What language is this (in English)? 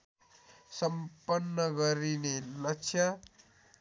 Nepali